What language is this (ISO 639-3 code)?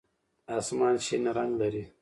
pus